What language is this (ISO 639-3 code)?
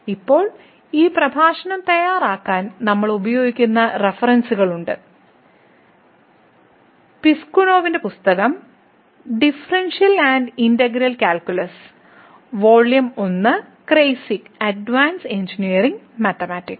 mal